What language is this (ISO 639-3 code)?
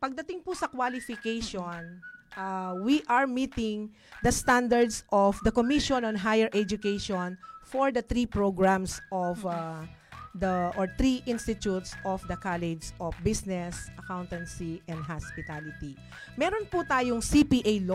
fil